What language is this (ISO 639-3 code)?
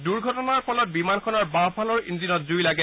asm